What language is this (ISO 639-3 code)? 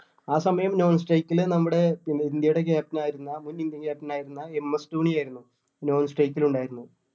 mal